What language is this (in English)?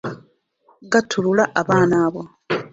Ganda